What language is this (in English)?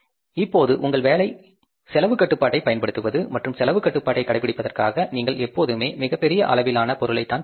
Tamil